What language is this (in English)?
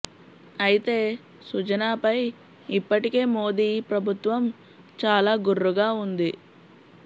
Telugu